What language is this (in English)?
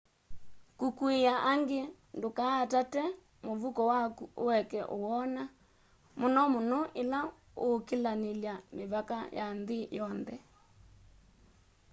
Kamba